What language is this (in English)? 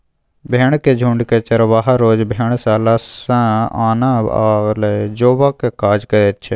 Maithili